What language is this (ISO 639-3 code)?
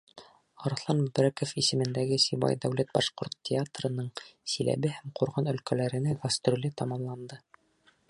bak